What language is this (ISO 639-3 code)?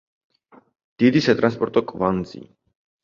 kat